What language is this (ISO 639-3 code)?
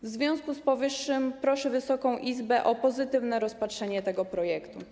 pol